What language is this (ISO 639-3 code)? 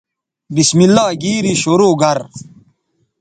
btv